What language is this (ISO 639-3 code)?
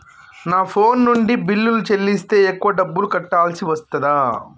tel